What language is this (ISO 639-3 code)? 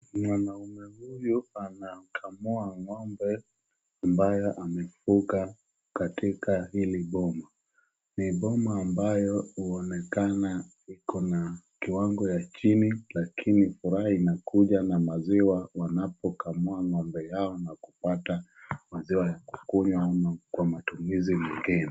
swa